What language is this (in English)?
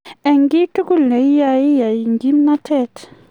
Kalenjin